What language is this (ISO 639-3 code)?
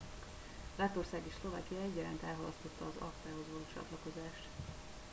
hun